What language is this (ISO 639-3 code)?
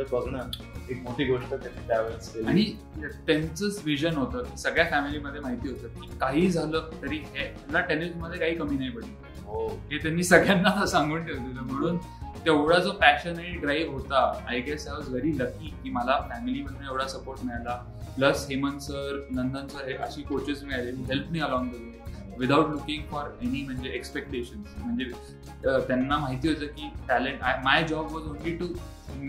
mar